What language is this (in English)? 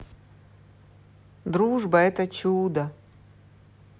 Russian